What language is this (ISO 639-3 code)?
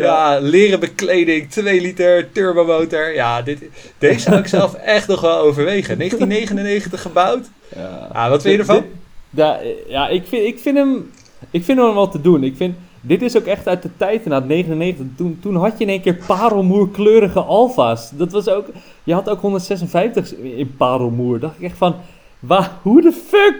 nld